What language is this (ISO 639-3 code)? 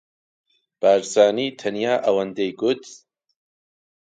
ckb